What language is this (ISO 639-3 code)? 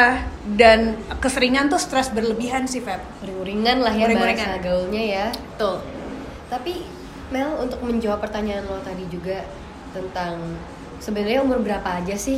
ind